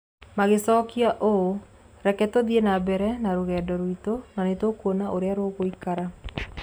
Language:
Kikuyu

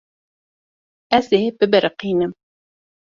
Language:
Kurdish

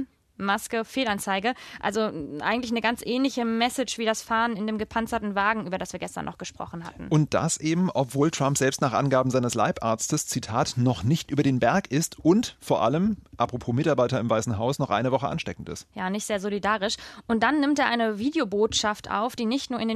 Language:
German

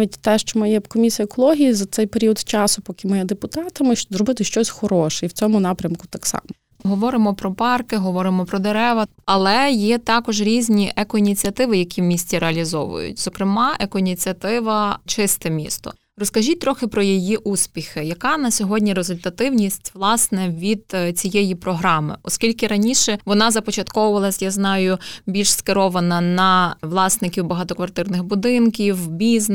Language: Ukrainian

